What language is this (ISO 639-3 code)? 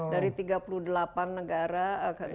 ind